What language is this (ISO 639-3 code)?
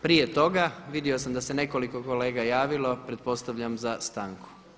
hrv